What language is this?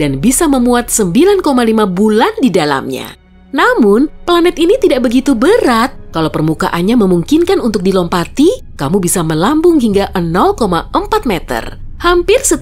Indonesian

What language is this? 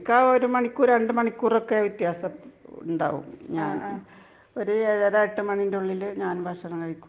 Malayalam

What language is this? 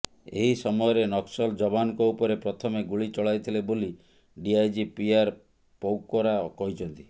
Odia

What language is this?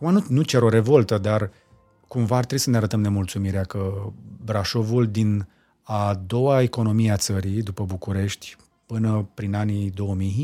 Romanian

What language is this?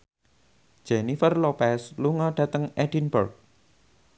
Javanese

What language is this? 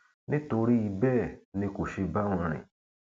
Yoruba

